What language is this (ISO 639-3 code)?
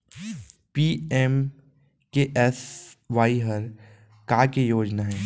hne